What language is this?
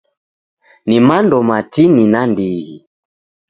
Taita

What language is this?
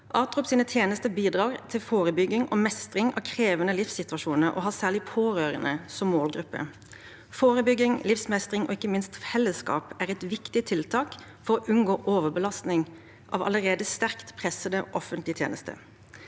Norwegian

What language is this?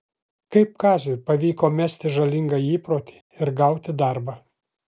Lithuanian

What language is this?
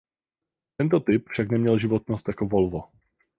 Czech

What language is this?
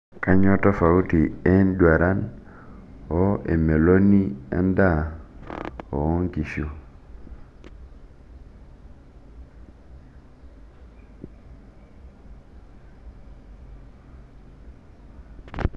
Masai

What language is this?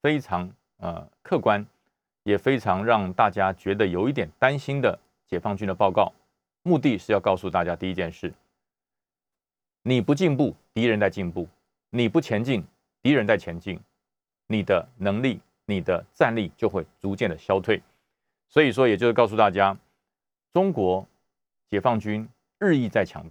Chinese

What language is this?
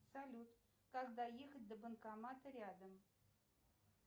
Russian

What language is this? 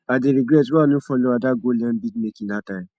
Nigerian Pidgin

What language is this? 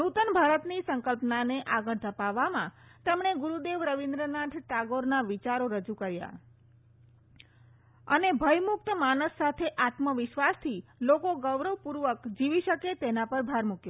Gujarati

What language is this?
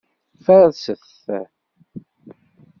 Kabyle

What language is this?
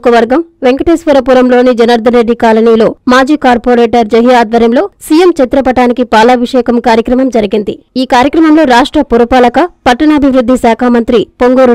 Telugu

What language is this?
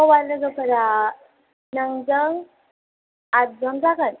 Bodo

